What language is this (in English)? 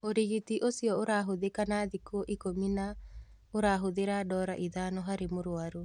Kikuyu